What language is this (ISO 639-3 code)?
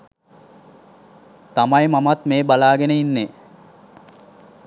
sin